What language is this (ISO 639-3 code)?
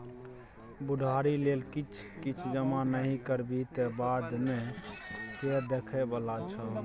mai